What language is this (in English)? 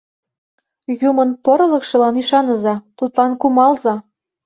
Mari